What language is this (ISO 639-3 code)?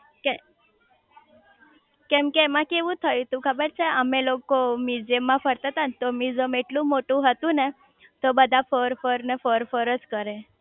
guj